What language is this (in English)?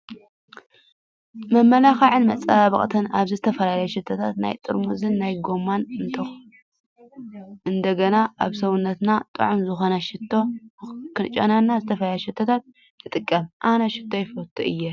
Tigrinya